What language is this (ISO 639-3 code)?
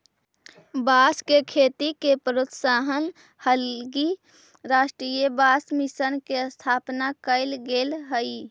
mag